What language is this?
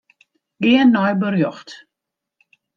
Western Frisian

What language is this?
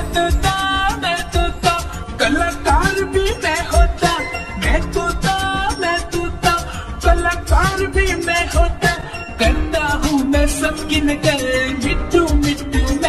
Thai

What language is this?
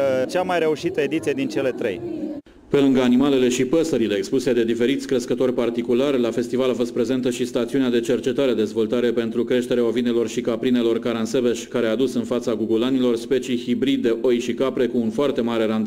Romanian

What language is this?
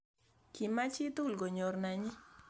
Kalenjin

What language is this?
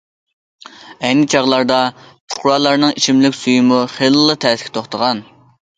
Uyghur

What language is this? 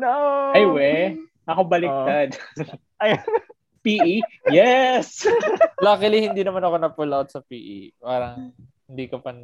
Filipino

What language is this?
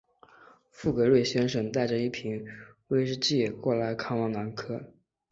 Chinese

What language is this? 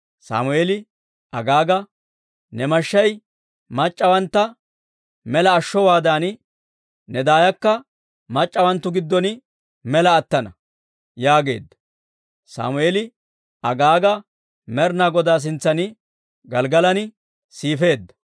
Dawro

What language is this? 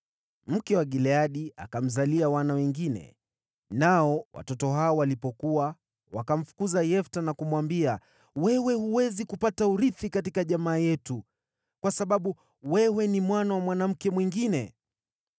Swahili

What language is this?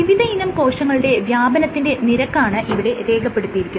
Malayalam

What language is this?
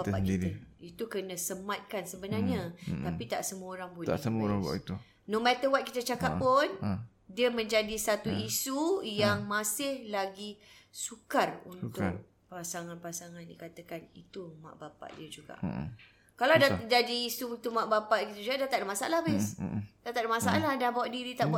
Malay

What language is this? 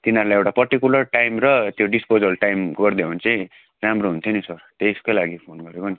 Nepali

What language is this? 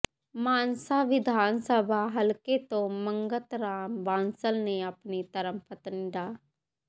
Punjabi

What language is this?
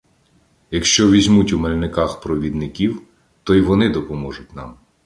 Ukrainian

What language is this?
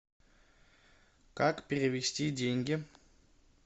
Russian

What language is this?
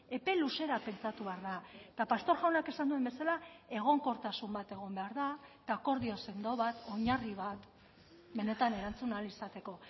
Basque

